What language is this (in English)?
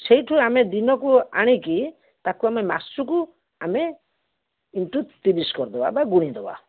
Odia